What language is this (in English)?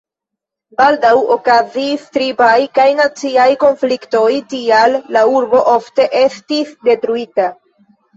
Esperanto